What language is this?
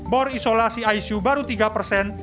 Indonesian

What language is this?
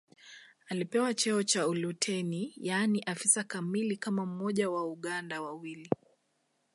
Swahili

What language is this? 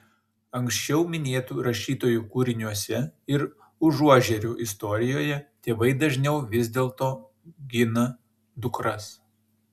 Lithuanian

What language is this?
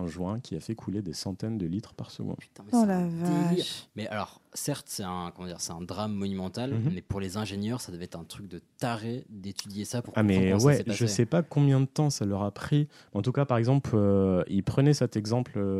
French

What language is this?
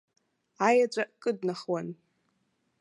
Abkhazian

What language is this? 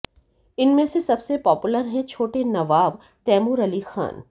Hindi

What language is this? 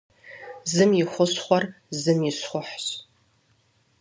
Kabardian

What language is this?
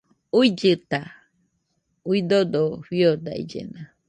Nüpode Huitoto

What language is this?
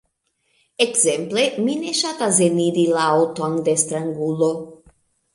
Esperanto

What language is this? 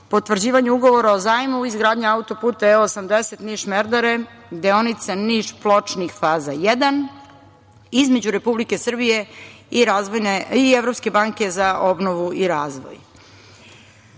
Serbian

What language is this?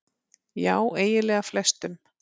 Icelandic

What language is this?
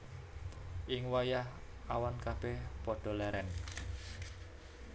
Javanese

